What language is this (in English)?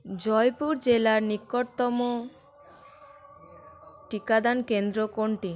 Bangla